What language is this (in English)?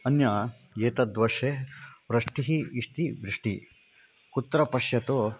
Sanskrit